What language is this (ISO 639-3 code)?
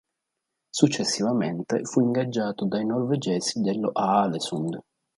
ita